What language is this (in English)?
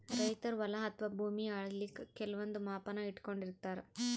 Kannada